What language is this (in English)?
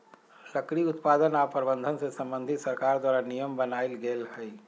Magahi